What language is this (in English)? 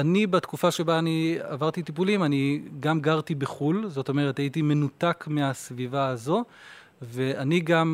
Hebrew